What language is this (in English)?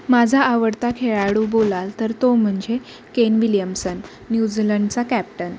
Marathi